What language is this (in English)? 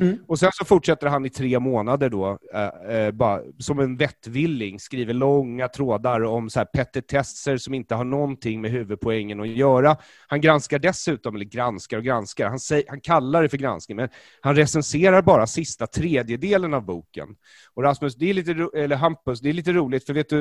Swedish